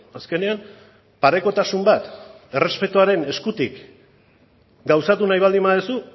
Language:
Basque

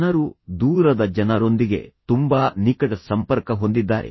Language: Kannada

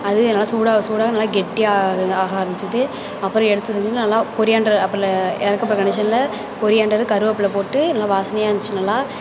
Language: Tamil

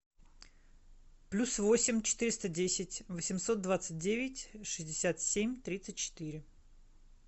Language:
Russian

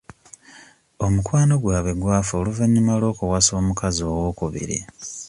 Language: Ganda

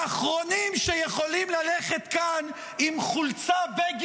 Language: Hebrew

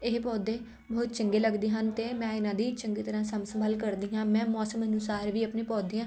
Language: Punjabi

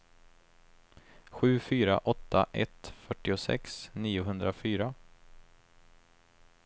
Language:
Swedish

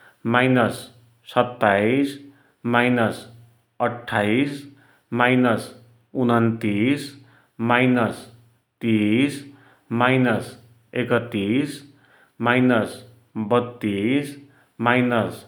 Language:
Dotyali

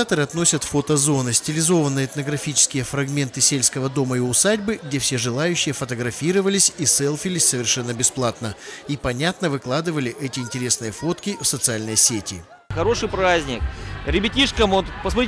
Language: Russian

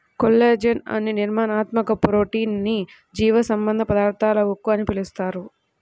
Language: Telugu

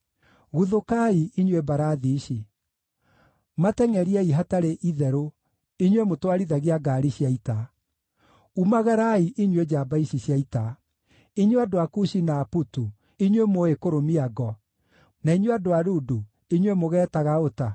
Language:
Kikuyu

